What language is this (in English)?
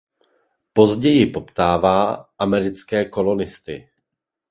Czech